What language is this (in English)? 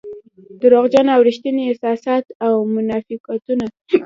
Pashto